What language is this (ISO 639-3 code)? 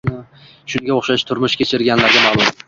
uzb